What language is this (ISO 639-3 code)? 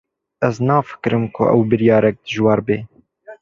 kur